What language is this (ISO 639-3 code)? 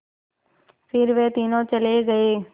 hin